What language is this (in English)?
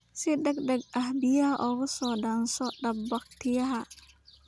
Somali